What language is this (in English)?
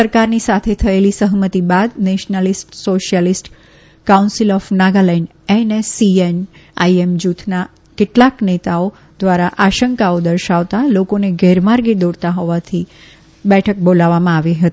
Gujarati